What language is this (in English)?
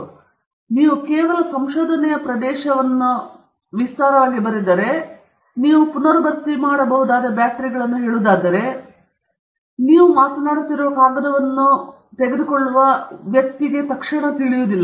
Kannada